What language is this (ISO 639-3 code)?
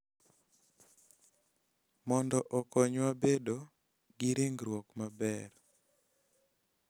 luo